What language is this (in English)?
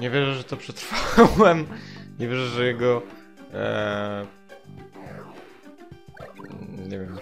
Polish